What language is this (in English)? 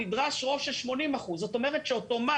Hebrew